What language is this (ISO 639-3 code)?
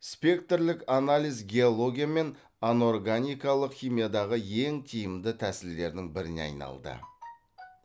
kaz